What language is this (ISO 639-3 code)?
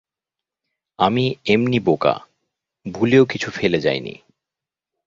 ben